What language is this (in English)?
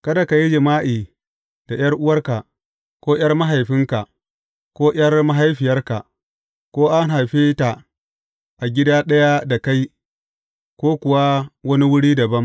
Hausa